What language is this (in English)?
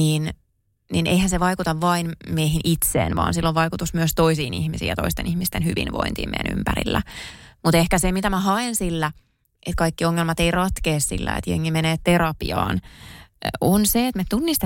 Finnish